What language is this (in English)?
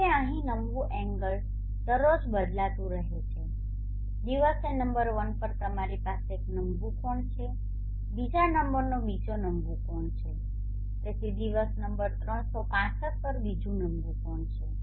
Gujarati